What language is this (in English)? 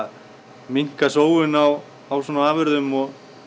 Icelandic